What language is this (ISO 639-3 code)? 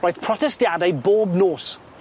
cym